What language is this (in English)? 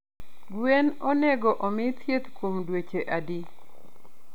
Luo (Kenya and Tanzania)